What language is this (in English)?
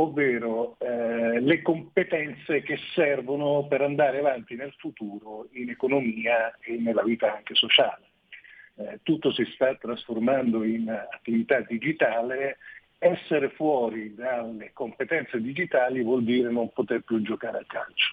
Italian